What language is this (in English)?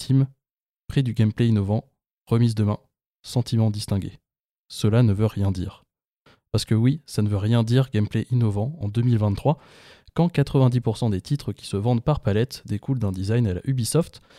French